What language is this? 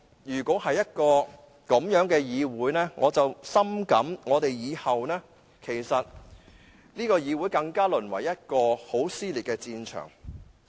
Cantonese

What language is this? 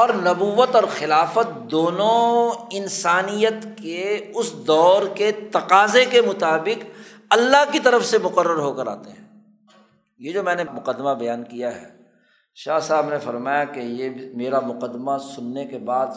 Urdu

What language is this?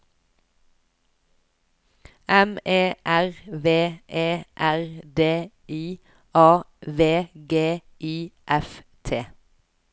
Norwegian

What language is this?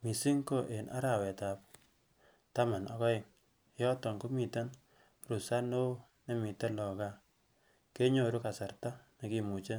Kalenjin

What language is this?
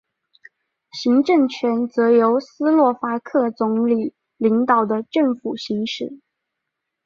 Chinese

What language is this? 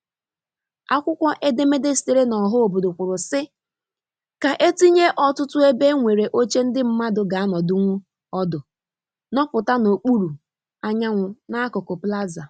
Igbo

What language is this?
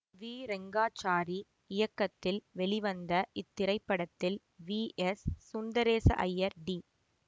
Tamil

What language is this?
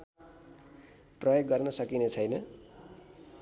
Nepali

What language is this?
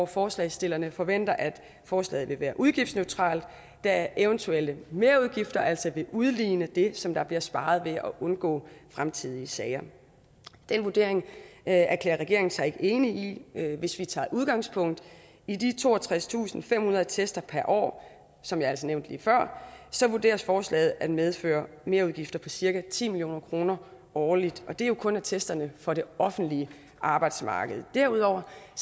Danish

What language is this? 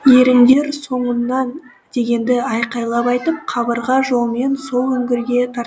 Kazakh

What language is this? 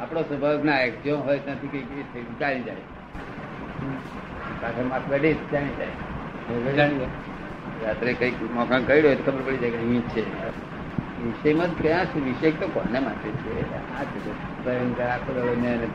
Gujarati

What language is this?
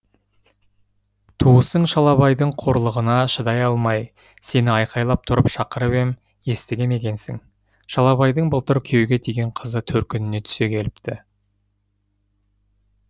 Kazakh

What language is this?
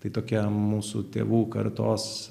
Lithuanian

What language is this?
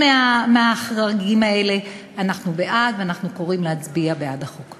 Hebrew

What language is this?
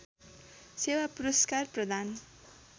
Nepali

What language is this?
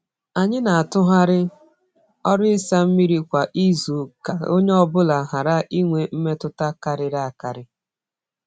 Igbo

